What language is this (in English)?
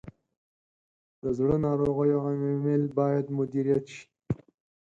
Pashto